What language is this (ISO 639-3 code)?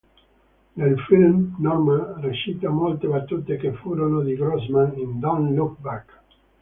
ita